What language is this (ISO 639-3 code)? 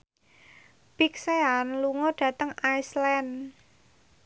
jav